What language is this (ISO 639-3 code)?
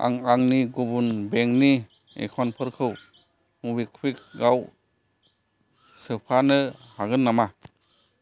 brx